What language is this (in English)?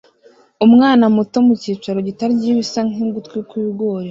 Kinyarwanda